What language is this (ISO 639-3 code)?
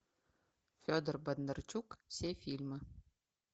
rus